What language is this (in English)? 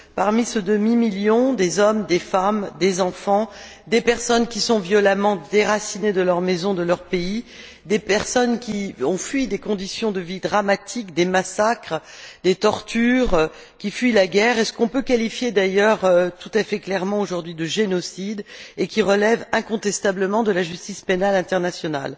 French